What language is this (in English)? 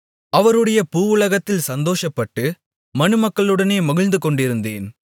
Tamil